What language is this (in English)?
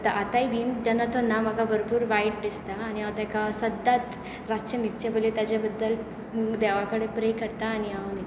Konkani